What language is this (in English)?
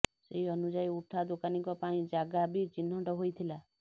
Odia